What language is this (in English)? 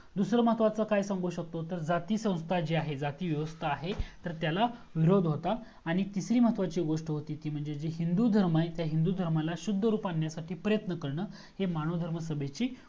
Marathi